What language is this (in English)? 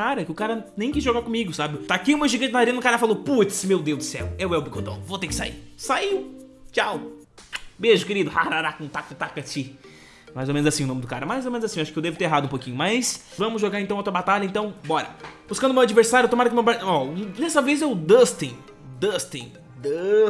Portuguese